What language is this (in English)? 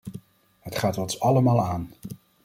Dutch